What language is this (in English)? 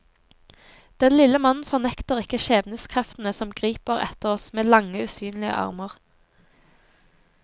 Norwegian